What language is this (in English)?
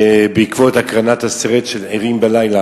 Hebrew